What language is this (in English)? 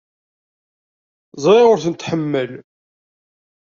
Kabyle